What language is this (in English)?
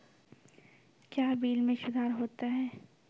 Maithili